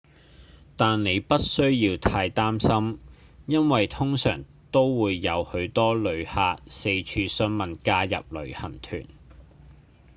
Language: Cantonese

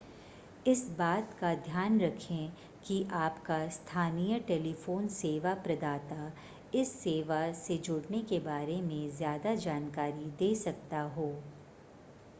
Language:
Hindi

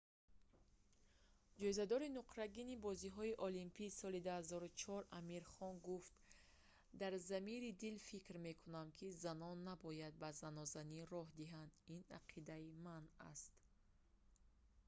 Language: Tajik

